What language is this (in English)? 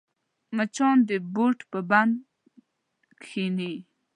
Pashto